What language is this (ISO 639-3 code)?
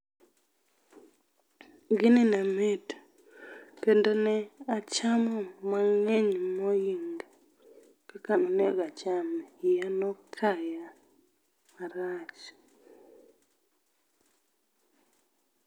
luo